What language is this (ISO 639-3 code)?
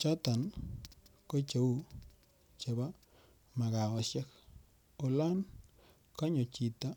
kln